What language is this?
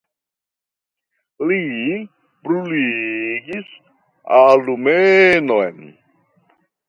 Esperanto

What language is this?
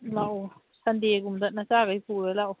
Manipuri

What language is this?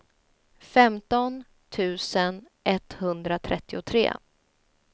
Swedish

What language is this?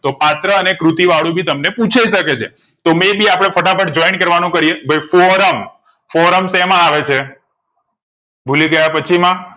Gujarati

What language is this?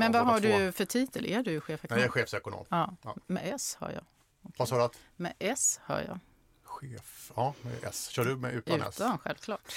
Swedish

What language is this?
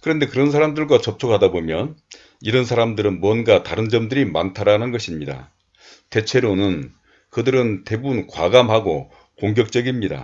Korean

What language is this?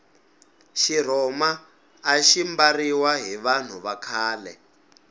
Tsonga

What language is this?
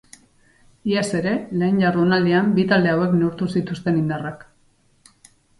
Basque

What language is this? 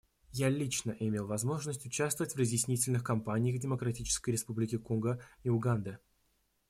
Russian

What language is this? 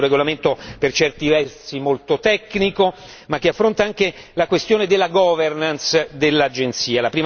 Italian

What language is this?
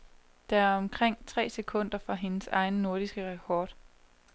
Danish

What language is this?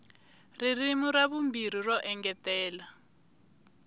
Tsonga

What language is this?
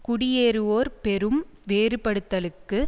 Tamil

